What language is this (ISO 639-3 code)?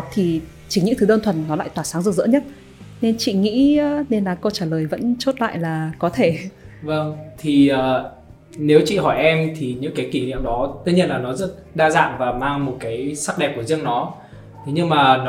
vie